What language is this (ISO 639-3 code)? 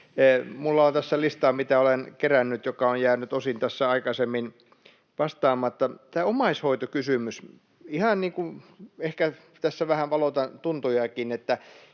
fin